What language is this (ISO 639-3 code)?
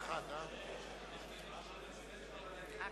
heb